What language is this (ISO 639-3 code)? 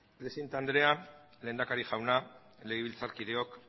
eus